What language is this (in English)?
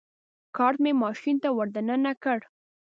Pashto